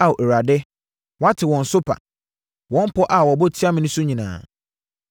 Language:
Akan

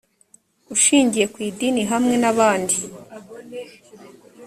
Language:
Kinyarwanda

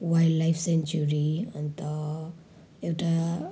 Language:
Nepali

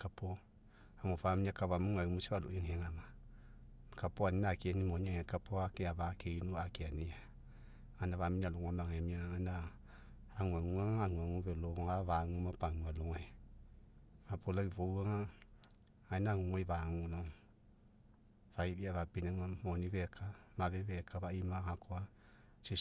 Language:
Mekeo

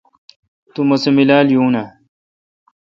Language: Kalkoti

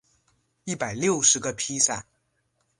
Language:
Chinese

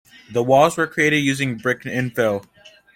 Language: English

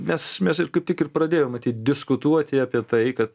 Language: Lithuanian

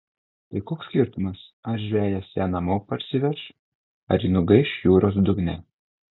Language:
Lithuanian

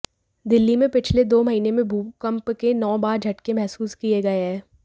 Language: Hindi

